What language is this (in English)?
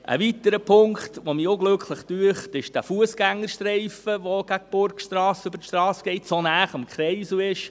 Swiss German